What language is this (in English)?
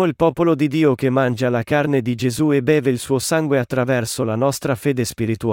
Italian